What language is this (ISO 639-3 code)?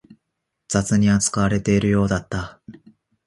jpn